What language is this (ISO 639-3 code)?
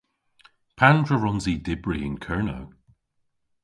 cor